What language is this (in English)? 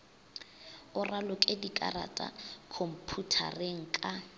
Northern Sotho